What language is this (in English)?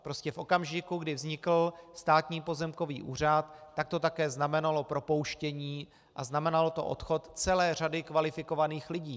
Czech